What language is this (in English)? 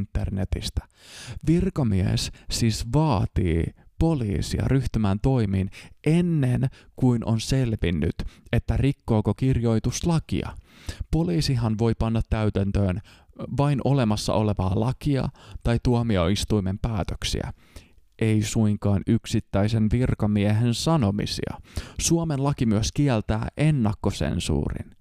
Finnish